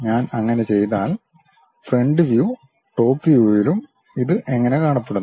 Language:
Malayalam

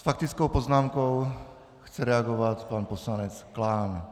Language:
Czech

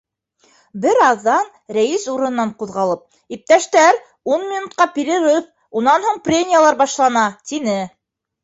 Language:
Bashkir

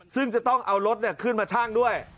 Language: Thai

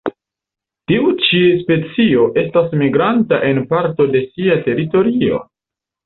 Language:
Esperanto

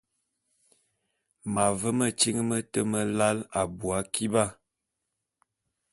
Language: Bulu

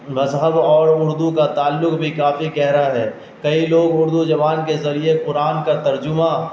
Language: Urdu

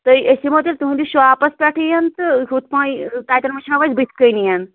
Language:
Kashmiri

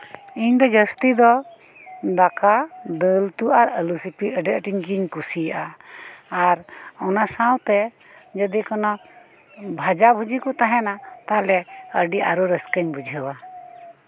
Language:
Santali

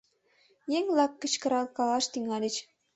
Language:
Mari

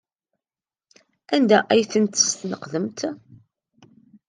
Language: Kabyle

